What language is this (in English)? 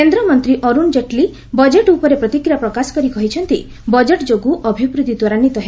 Odia